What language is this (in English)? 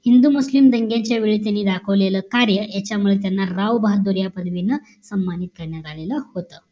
Marathi